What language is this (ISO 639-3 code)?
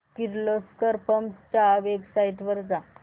mar